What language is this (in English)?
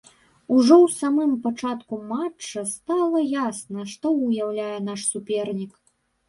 Belarusian